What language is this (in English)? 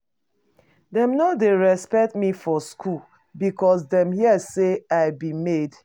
Nigerian Pidgin